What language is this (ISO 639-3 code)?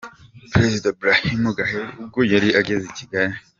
kin